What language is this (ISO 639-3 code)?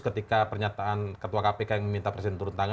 ind